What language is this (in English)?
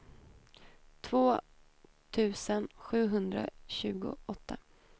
Swedish